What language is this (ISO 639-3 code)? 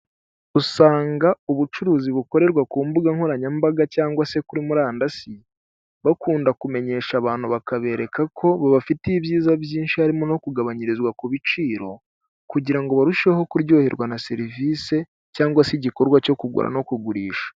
kin